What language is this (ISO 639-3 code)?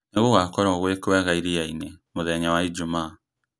kik